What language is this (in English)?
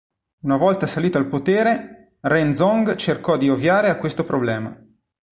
Italian